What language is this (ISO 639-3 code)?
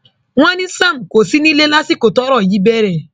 yor